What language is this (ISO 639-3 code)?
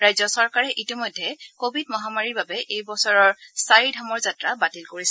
asm